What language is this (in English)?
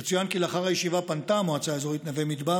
Hebrew